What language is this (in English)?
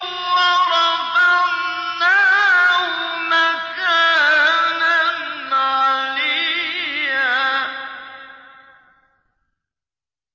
Arabic